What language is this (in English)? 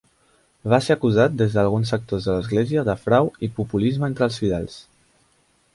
Catalan